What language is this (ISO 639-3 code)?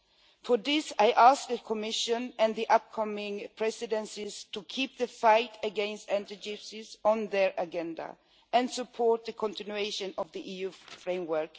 eng